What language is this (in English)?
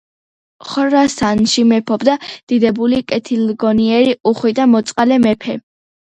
Georgian